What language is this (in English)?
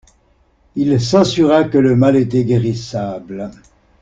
French